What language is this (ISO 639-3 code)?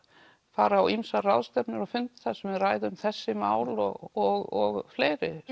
isl